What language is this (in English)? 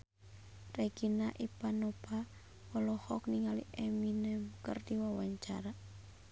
Sundanese